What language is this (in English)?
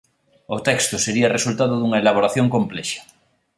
Galician